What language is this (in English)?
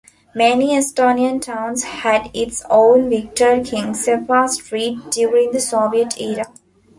English